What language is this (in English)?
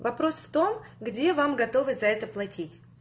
Russian